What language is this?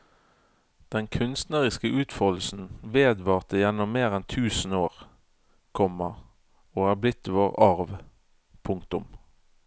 Norwegian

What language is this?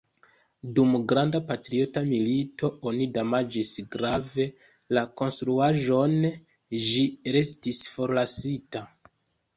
Esperanto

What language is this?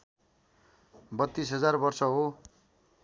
Nepali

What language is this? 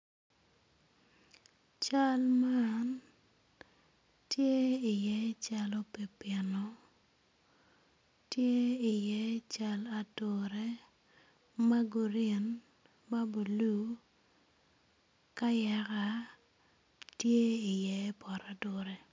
Acoli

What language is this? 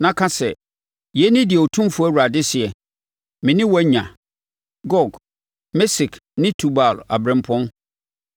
Akan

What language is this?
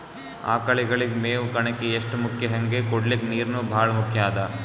Kannada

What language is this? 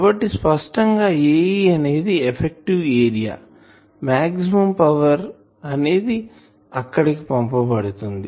Telugu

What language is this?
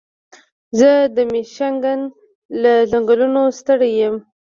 Pashto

